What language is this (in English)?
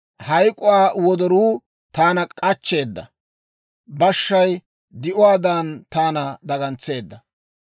Dawro